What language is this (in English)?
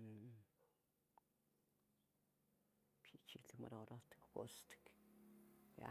Tetelcingo Nahuatl